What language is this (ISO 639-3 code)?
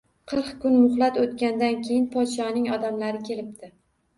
uzb